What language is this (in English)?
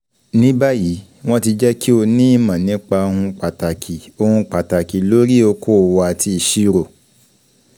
Yoruba